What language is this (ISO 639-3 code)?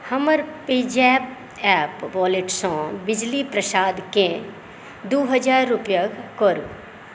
mai